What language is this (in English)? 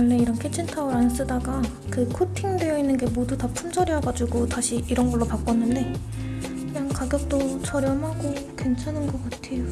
Korean